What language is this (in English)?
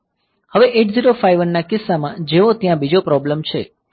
Gujarati